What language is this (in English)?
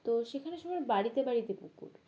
Bangla